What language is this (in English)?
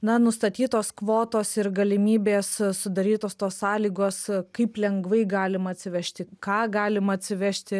Lithuanian